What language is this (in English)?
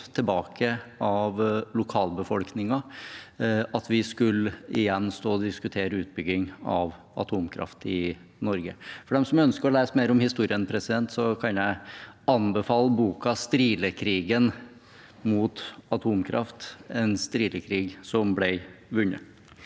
Norwegian